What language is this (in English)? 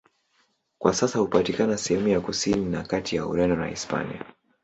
Swahili